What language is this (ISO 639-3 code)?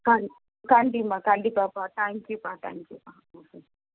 tam